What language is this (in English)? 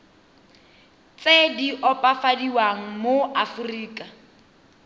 Tswana